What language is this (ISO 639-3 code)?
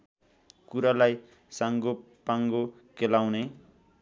nep